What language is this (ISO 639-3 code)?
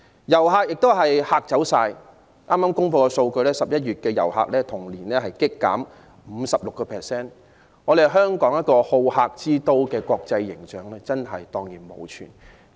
yue